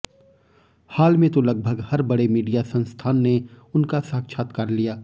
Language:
Hindi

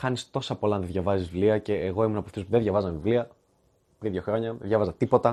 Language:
Greek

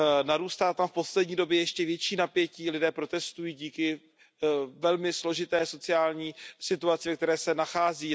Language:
Czech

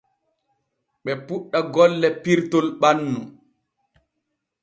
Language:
Borgu Fulfulde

